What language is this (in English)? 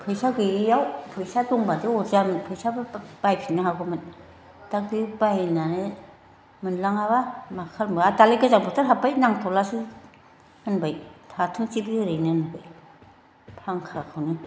Bodo